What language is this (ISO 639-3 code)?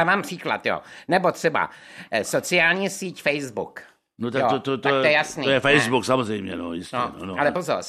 ces